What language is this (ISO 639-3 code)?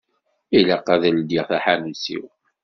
kab